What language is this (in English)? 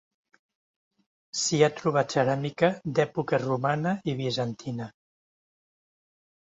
Catalan